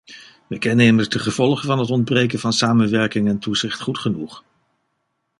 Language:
Dutch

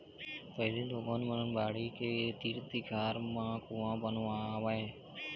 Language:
Chhattisgarhi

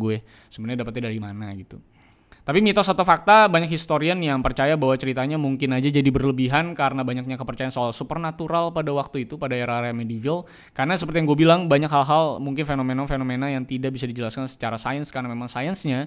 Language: Indonesian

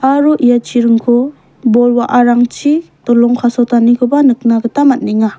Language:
Garo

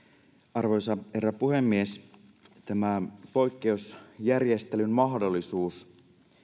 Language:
Finnish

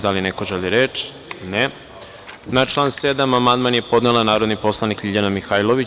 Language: Serbian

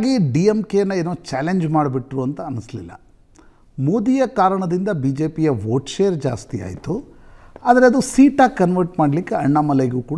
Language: Kannada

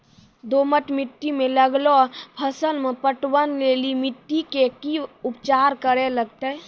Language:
Maithili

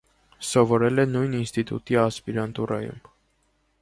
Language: Armenian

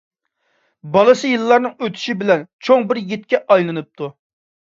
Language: Uyghur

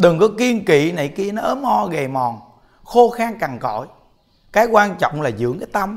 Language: Vietnamese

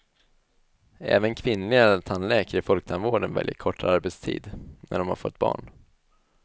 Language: Swedish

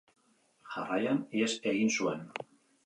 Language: Basque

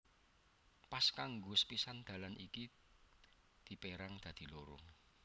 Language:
Javanese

